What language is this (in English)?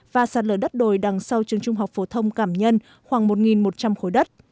Vietnamese